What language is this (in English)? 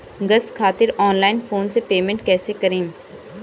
Bhojpuri